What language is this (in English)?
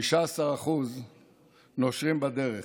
Hebrew